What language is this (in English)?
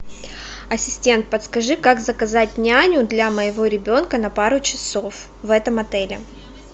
Russian